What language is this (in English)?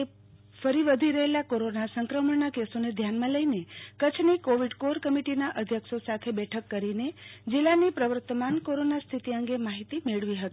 Gujarati